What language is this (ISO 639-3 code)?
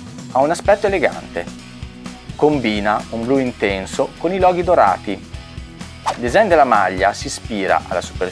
ita